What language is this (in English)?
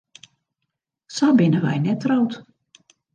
Western Frisian